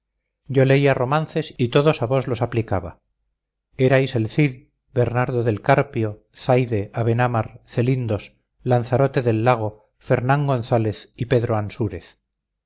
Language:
Spanish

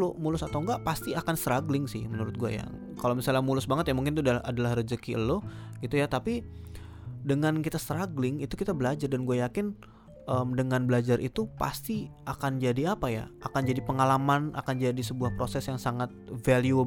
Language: Indonesian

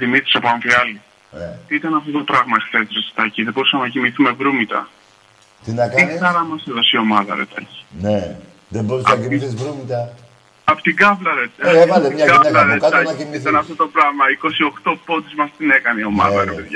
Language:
Greek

